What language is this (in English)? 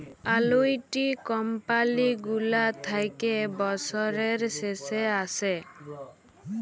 Bangla